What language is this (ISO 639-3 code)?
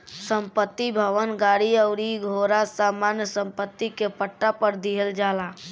bho